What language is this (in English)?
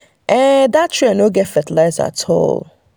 Nigerian Pidgin